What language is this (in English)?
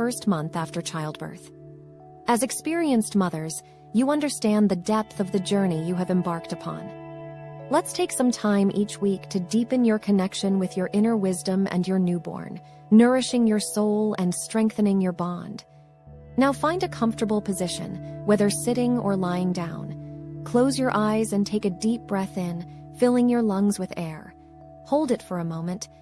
English